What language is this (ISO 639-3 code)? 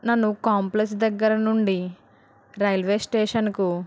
tel